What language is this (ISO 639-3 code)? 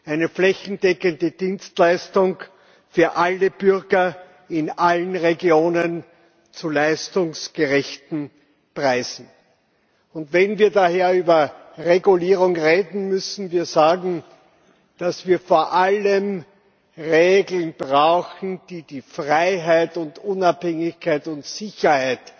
deu